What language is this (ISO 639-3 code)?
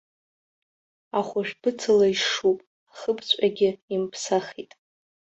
abk